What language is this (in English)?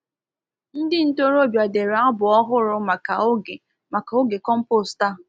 Igbo